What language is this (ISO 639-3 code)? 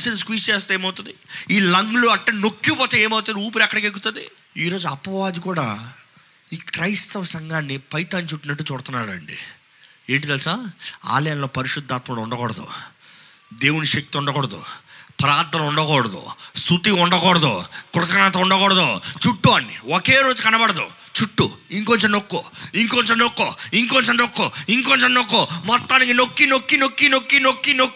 tel